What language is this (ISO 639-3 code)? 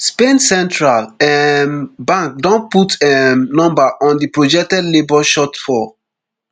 pcm